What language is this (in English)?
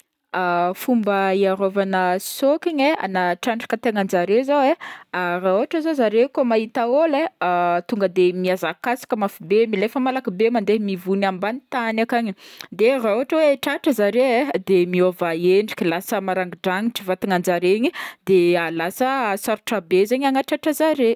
Northern Betsimisaraka Malagasy